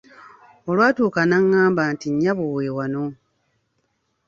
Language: Ganda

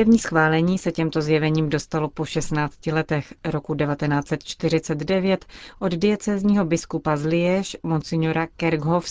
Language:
Czech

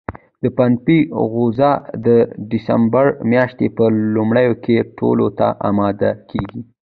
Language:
Pashto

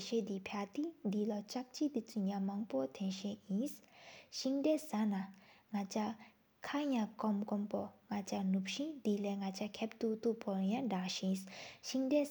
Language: Sikkimese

